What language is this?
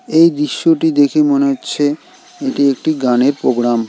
Bangla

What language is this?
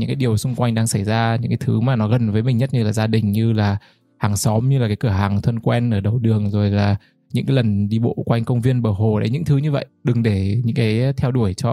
Vietnamese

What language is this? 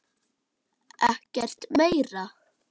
Icelandic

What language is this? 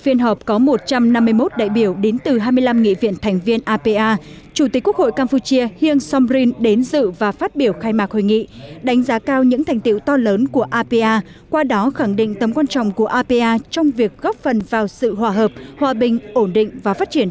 Vietnamese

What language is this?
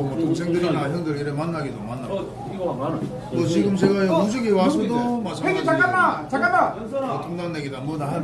Korean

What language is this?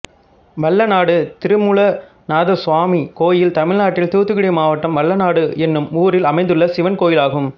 Tamil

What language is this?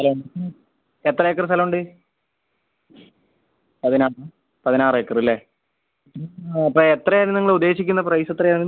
Malayalam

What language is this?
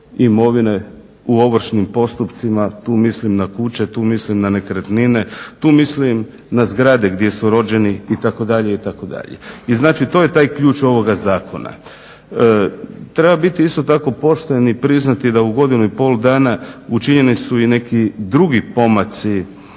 Croatian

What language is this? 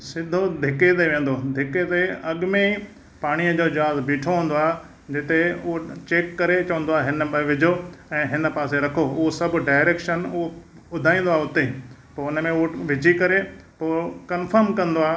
Sindhi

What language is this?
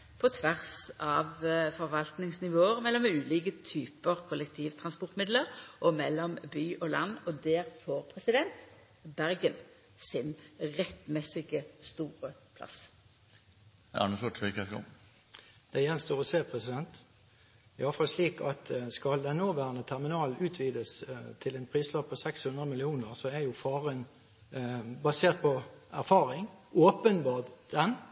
Norwegian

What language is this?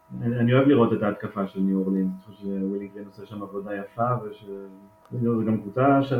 Hebrew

